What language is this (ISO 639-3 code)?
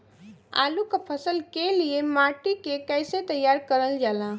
bho